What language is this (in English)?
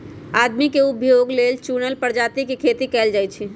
Magahi